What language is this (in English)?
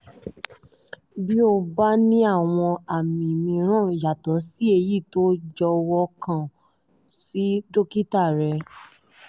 Yoruba